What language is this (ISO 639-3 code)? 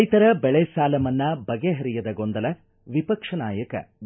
kan